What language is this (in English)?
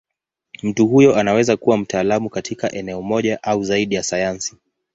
Swahili